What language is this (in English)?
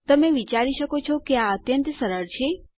Gujarati